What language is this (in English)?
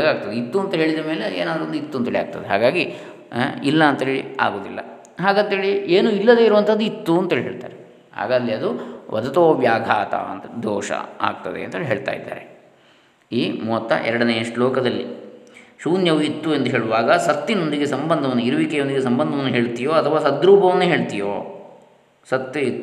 Kannada